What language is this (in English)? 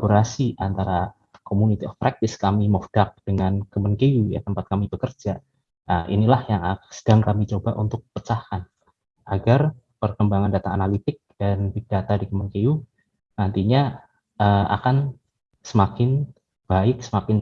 Indonesian